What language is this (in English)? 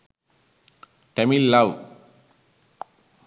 Sinhala